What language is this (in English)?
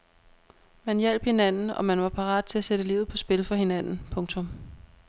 Danish